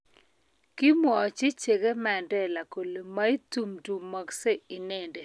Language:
Kalenjin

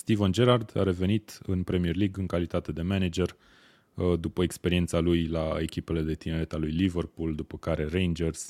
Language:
Romanian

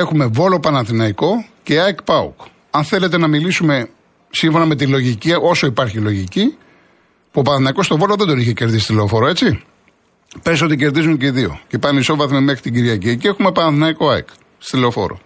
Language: Greek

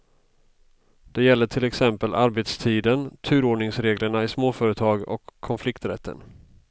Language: Swedish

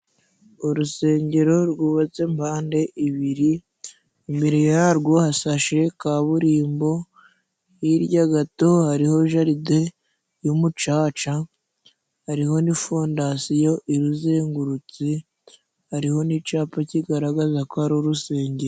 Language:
Kinyarwanda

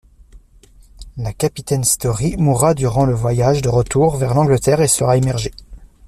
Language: French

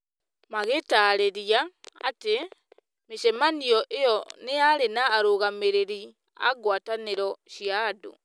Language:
Kikuyu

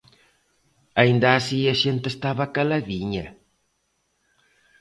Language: Galician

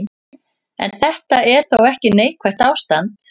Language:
Icelandic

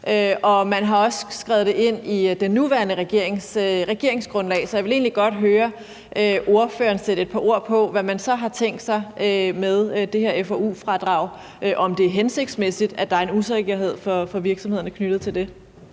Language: Danish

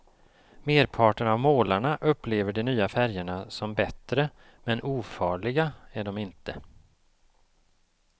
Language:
Swedish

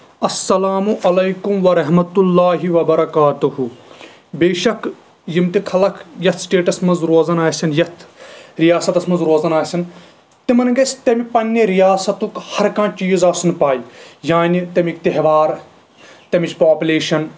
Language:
Kashmiri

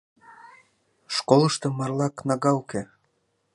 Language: Mari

